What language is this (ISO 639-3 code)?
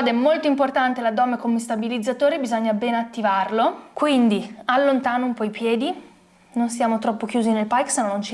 ita